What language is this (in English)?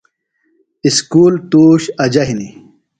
Phalura